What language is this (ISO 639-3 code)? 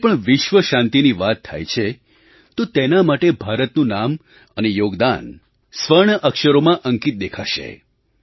guj